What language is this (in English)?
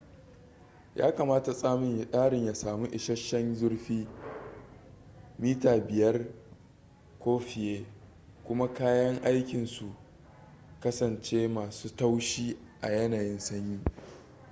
Hausa